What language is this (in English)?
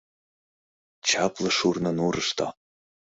Mari